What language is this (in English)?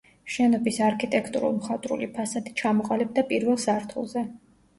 Georgian